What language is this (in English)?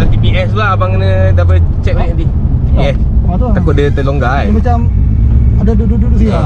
Malay